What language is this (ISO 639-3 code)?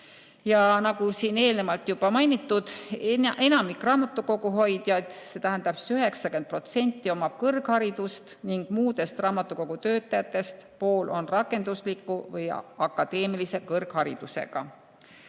est